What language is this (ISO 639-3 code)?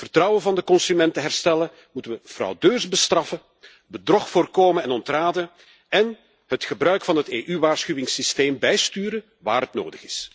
nld